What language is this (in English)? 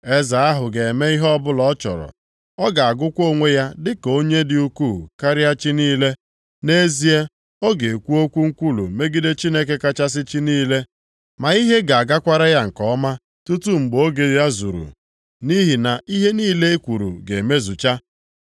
Igbo